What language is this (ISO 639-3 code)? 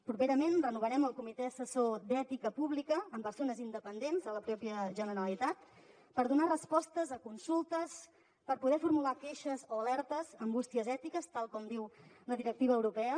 cat